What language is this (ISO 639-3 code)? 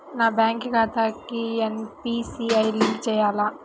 tel